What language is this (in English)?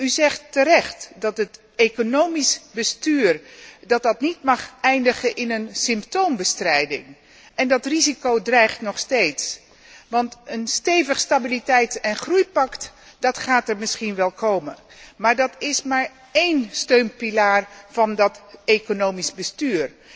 Dutch